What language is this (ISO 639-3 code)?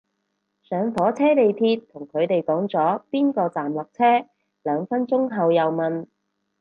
yue